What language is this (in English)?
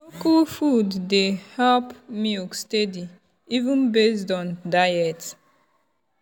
Nigerian Pidgin